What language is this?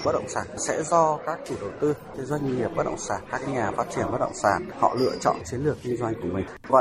Vietnamese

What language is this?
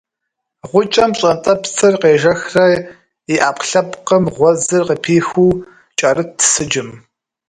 Kabardian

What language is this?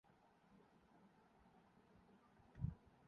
Urdu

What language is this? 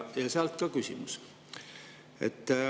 Estonian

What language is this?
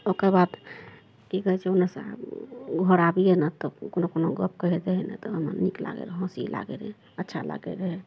Maithili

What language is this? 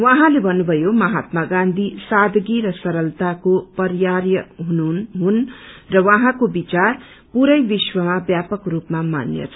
Nepali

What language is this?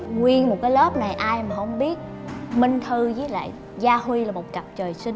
Vietnamese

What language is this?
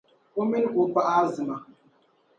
Dagbani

